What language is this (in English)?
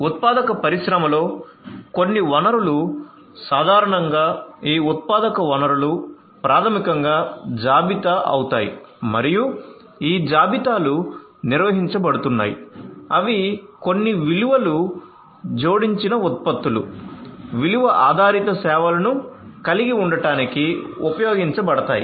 Telugu